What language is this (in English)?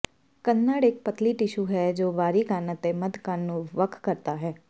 Punjabi